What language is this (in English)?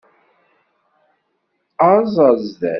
Kabyle